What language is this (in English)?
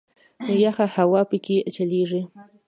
Pashto